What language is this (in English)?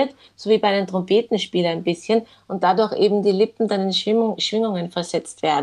German